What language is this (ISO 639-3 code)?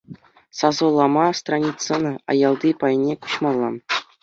chv